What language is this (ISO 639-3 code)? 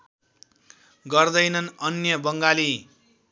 nep